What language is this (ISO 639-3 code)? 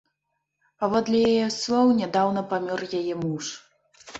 bel